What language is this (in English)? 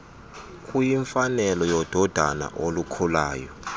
Xhosa